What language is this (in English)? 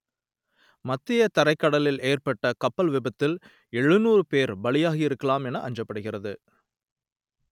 Tamil